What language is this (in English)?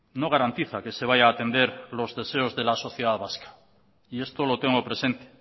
Spanish